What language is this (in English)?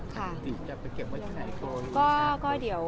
Thai